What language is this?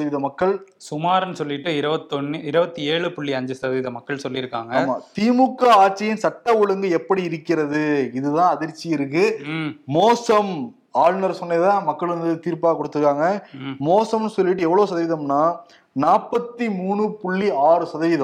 Tamil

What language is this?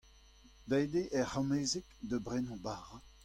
Breton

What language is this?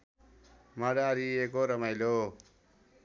Nepali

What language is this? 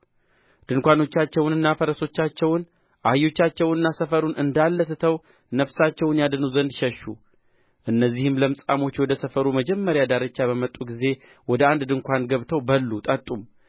Amharic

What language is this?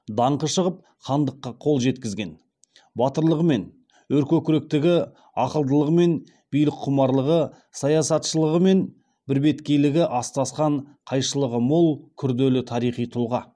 Kazakh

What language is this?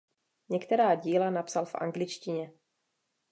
Czech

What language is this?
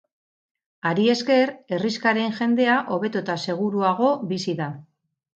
Basque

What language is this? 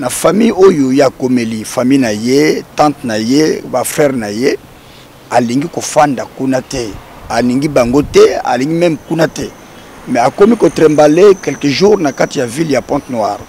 French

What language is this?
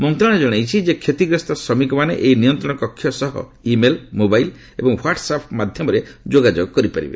Odia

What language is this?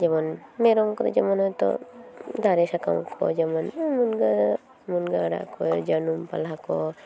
Santali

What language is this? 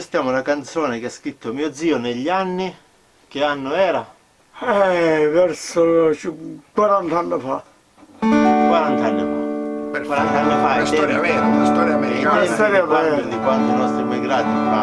Italian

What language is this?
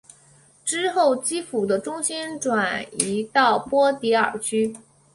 Chinese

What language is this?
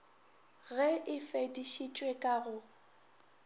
Northern Sotho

